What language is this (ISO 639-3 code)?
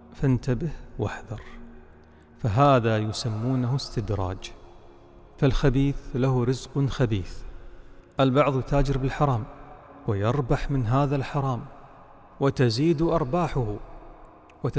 ara